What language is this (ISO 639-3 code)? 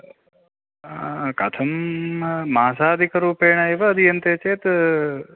san